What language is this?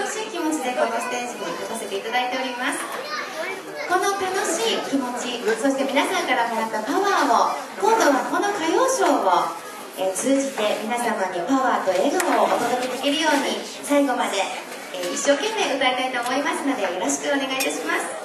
Japanese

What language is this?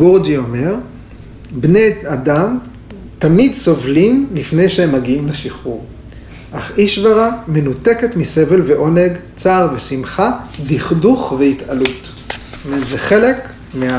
Hebrew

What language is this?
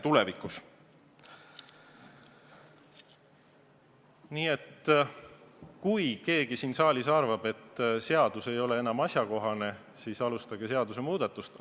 Estonian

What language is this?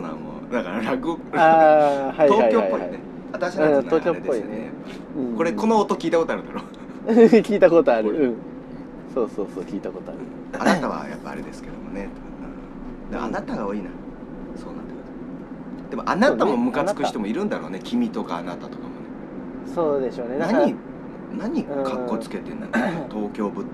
Japanese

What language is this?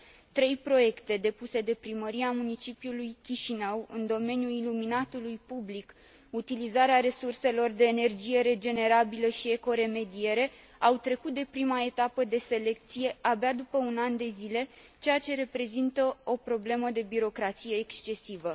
Romanian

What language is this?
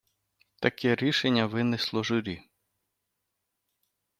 Ukrainian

